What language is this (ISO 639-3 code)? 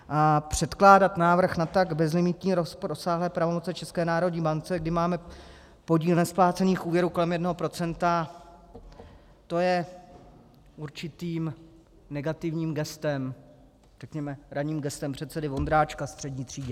ces